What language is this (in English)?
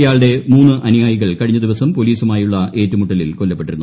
Malayalam